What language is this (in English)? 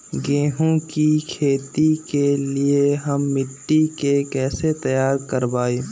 Magahi